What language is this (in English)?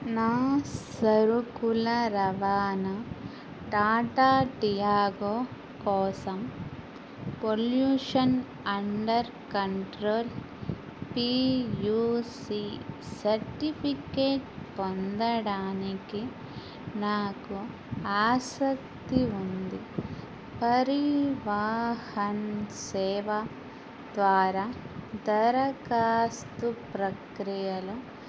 Telugu